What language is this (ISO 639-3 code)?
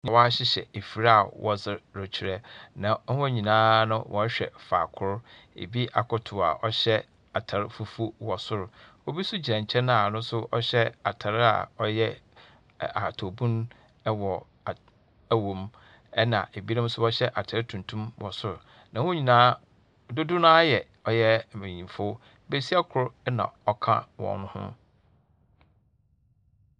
aka